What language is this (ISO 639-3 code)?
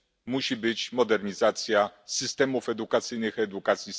pol